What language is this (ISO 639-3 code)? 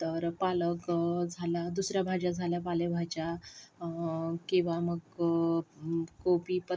mar